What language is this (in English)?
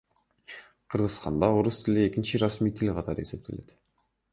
Kyrgyz